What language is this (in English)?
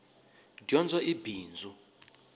Tsonga